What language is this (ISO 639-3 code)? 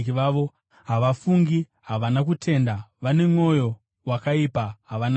sna